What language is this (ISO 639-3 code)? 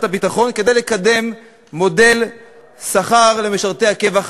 heb